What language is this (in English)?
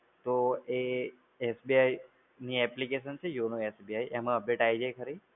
Gujarati